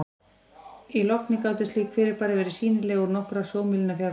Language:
Icelandic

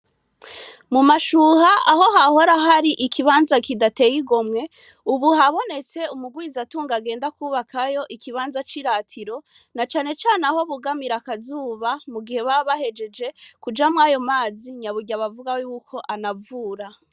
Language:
Rundi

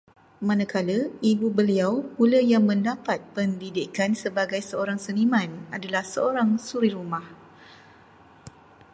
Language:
Malay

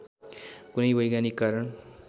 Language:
Nepali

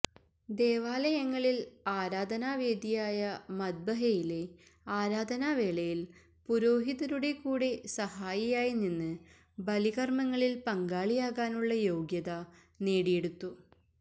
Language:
Malayalam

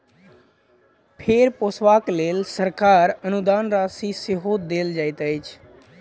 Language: Maithili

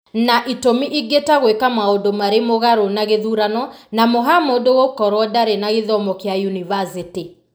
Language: Kikuyu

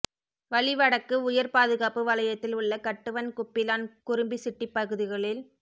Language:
Tamil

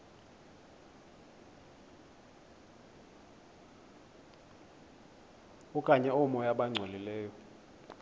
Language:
Xhosa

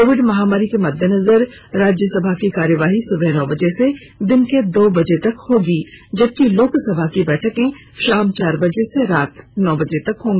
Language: Hindi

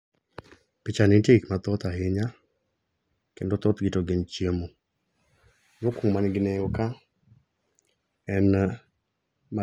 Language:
Luo (Kenya and Tanzania)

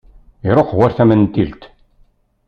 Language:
Kabyle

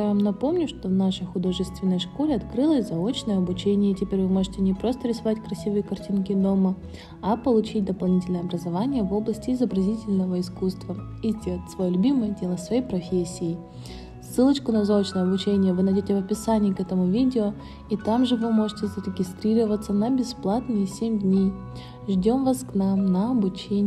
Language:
Russian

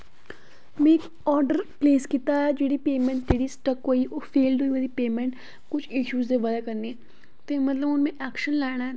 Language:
Dogri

